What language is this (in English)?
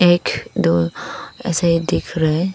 Hindi